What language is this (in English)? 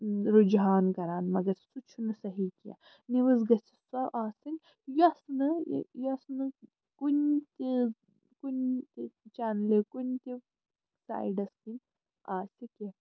Kashmiri